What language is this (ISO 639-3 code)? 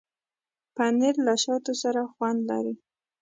pus